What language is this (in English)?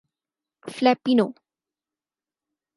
Urdu